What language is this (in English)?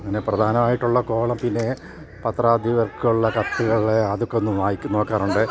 Malayalam